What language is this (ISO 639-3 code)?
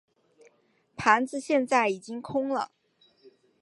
zho